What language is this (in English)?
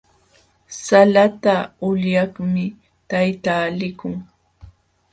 Jauja Wanca Quechua